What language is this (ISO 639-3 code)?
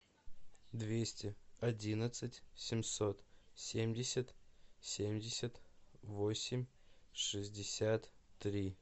rus